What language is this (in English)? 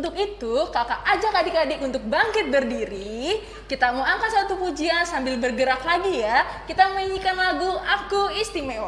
Indonesian